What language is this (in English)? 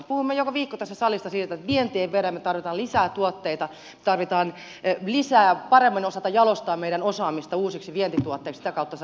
Finnish